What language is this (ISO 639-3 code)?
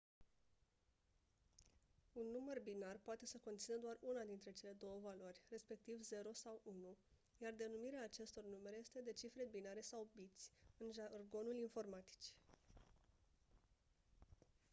ron